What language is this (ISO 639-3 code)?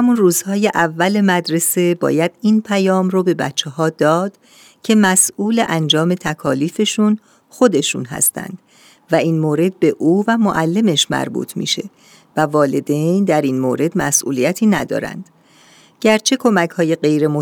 fas